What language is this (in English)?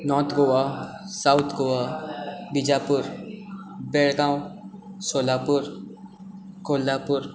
Konkani